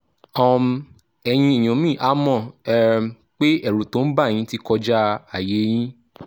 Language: Yoruba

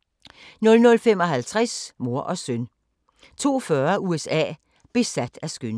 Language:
Danish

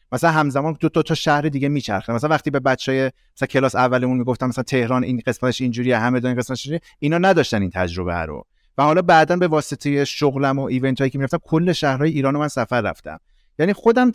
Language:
Persian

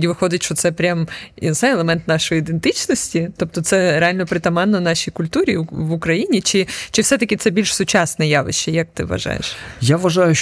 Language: Ukrainian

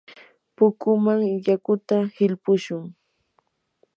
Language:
Yanahuanca Pasco Quechua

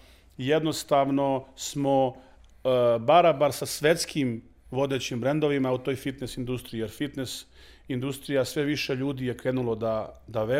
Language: Croatian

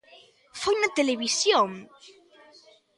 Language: Galician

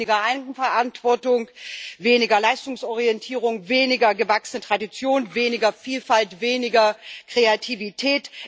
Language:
German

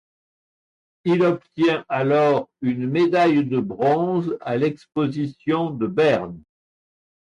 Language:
French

